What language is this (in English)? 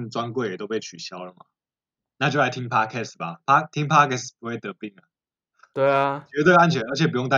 Chinese